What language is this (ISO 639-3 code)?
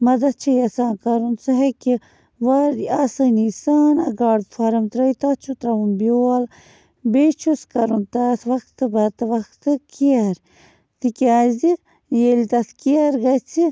kas